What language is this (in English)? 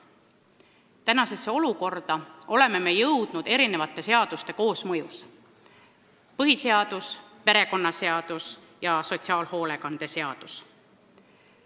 Estonian